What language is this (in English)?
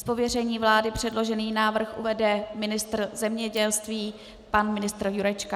Czech